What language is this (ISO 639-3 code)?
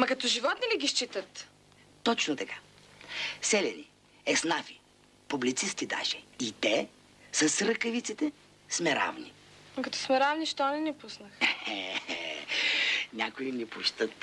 bul